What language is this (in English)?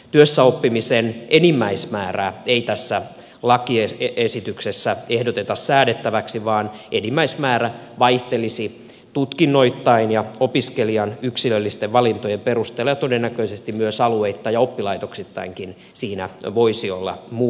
Finnish